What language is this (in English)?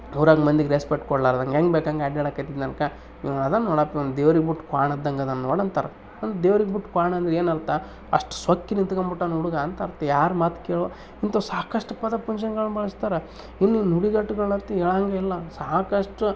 Kannada